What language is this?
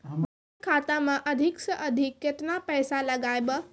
Maithili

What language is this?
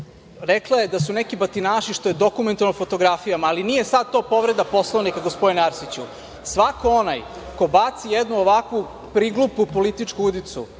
Serbian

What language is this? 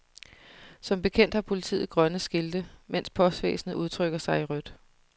Danish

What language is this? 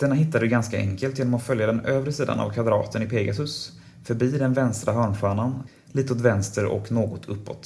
Swedish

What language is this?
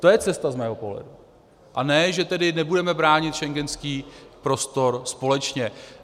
Czech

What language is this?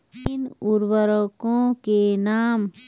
Hindi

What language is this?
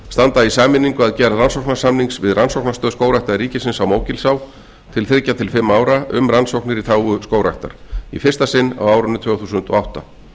Icelandic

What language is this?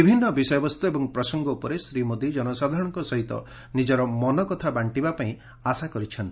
Odia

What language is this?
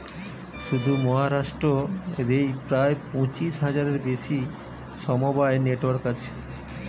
Bangla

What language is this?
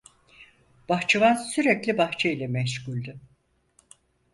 Turkish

